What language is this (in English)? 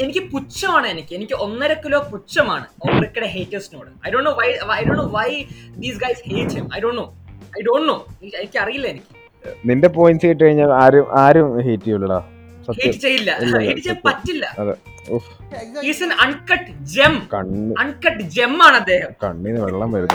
Malayalam